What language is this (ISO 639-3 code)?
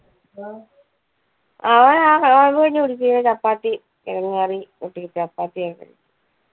mal